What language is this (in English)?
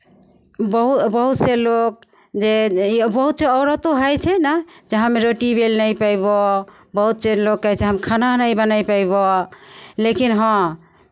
Maithili